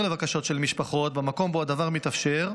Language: Hebrew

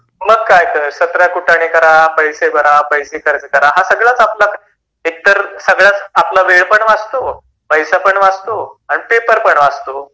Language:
Marathi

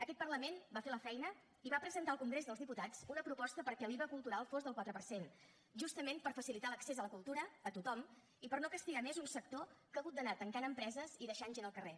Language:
Catalan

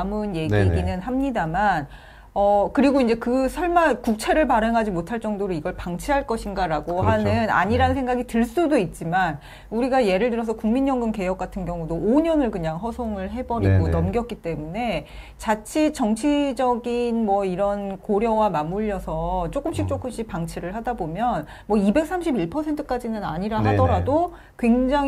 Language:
Korean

